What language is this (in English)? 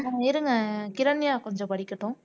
Tamil